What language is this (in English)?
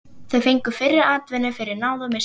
Icelandic